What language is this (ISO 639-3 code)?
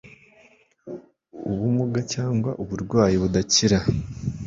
kin